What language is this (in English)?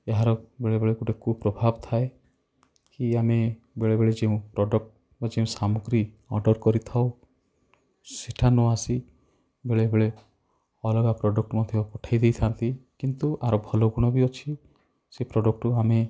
Odia